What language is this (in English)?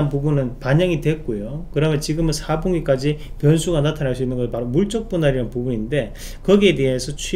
Korean